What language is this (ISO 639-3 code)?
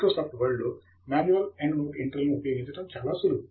tel